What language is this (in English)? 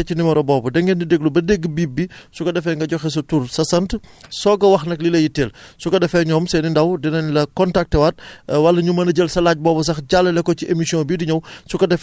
Wolof